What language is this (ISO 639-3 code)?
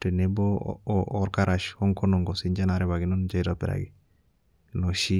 mas